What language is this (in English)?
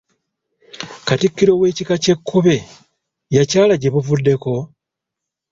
Ganda